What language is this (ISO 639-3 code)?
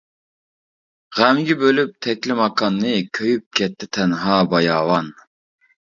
uig